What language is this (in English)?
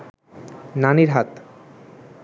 Bangla